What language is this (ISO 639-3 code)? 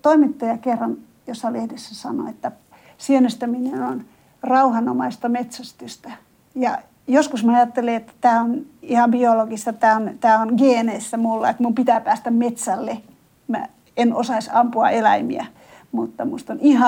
fin